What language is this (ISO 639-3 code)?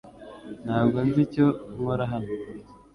kin